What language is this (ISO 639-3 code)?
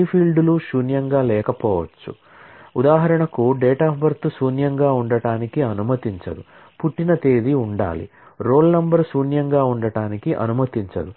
tel